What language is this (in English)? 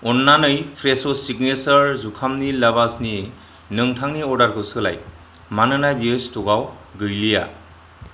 Bodo